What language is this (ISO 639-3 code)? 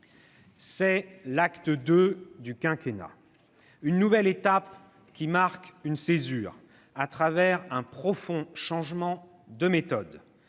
fra